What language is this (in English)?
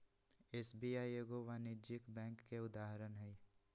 Magahi